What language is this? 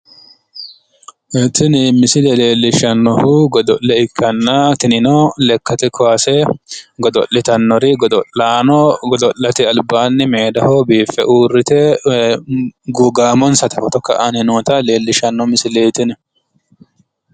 Sidamo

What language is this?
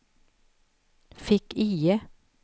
Swedish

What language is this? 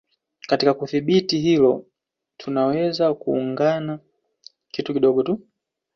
Swahili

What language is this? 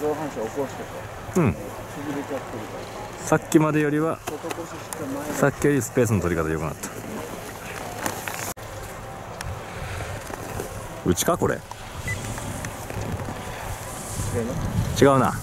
Japanese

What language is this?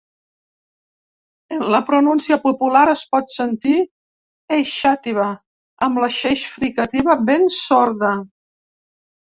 Catalan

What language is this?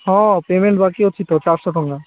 Odia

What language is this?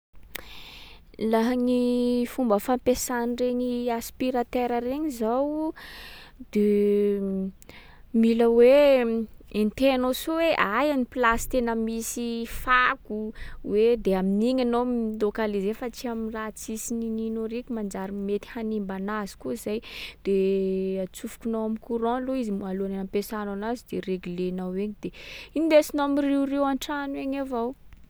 Sakalava Malagasy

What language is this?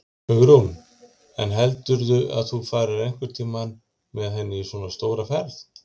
Icelandic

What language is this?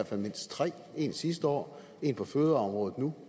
Danish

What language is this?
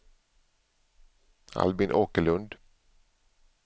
Swedish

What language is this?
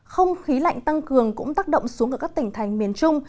Vietnamese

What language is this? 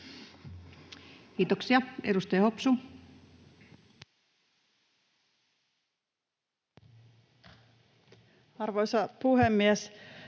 Finnish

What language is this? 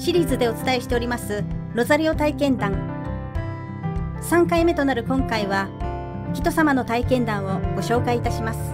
Japanese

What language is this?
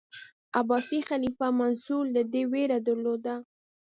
Pashto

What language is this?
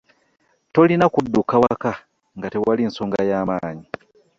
Ganda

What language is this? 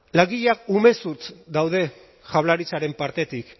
Basque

